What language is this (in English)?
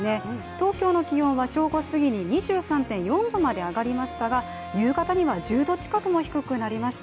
Japanese